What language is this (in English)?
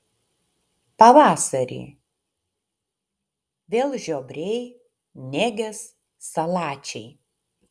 Lithuanian